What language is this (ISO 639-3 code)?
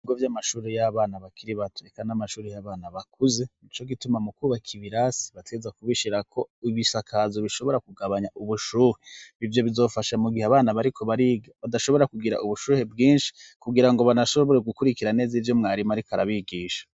run